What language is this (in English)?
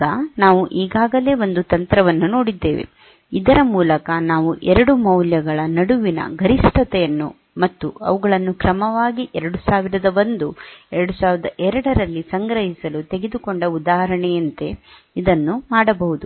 Kannada